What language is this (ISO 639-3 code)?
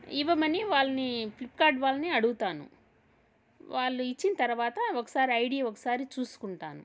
tel